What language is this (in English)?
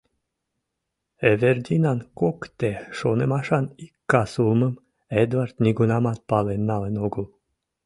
Mari